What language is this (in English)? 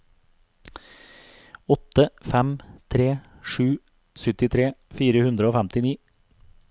Norwegian